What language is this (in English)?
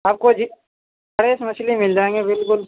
Urdu